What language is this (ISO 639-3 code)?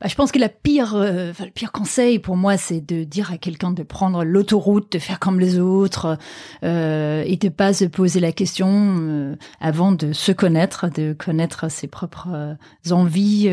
fra